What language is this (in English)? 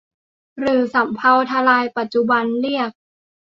Thai